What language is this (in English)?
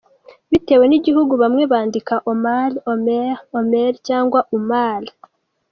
Kinyarwanda